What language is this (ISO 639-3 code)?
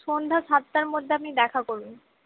ben